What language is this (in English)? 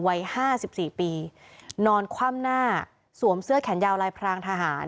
Thai